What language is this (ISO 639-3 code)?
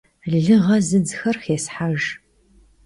kbd